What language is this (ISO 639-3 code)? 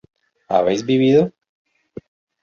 spa